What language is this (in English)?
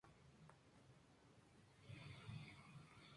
Spanish